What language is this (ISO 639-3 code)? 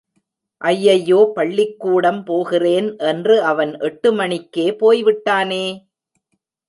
tam